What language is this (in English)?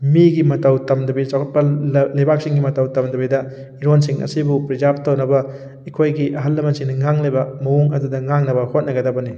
Manipuri